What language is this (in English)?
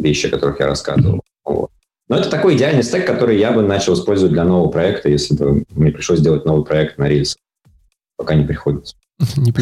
Russian